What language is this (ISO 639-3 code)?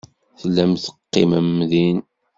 kab